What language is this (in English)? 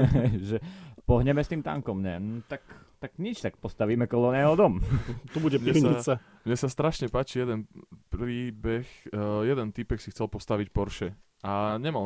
Slovak